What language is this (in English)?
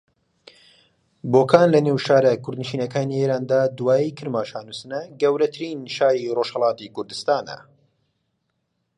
Central Kurdish